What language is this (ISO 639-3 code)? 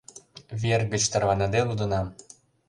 chm